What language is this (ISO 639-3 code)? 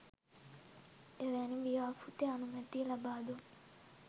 sin